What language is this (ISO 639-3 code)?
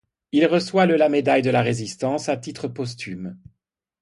fra